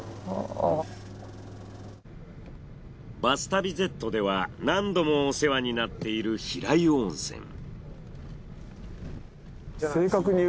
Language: Japanese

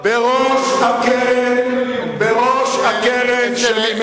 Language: Hebrew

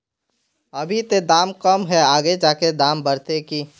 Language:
Magahi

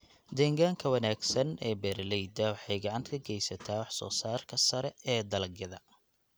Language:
Somali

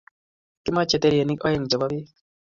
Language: Kalenjin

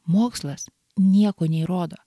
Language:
Lithuanian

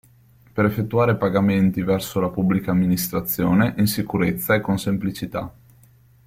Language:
Italian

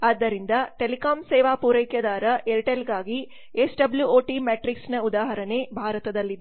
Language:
Kannada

